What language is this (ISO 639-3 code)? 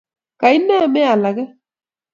kln